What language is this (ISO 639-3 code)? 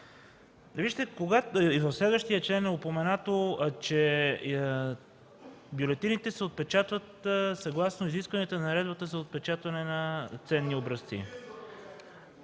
bul